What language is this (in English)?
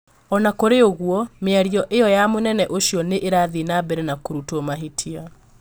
Kikuyu